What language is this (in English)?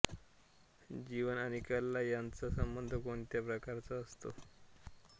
Marathi